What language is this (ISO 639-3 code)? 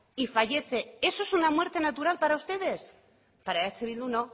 spa